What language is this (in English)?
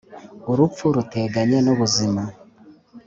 Kinyarwanda